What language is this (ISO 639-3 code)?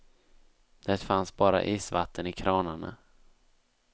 swe